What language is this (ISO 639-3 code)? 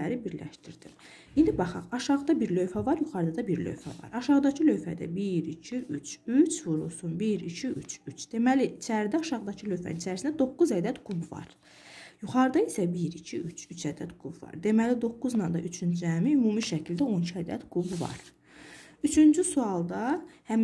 tur